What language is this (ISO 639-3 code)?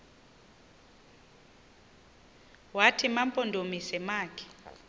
xho